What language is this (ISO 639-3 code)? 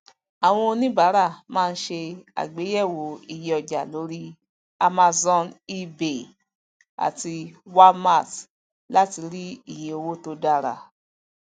yor